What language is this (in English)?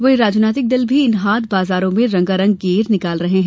Hindi